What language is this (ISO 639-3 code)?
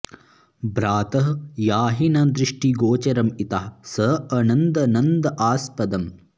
san